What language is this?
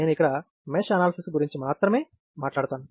Telugu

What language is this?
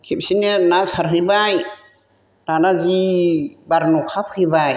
Bodo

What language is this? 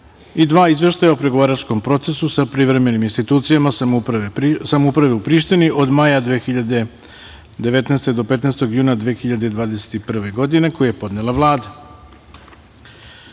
Serbian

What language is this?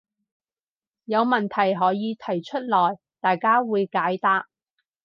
Cantonese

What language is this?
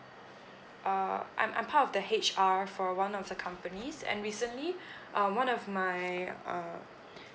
English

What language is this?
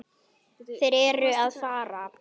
Icelandic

